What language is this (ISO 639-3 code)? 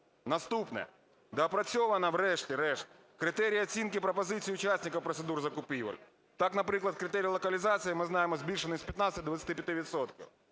ukr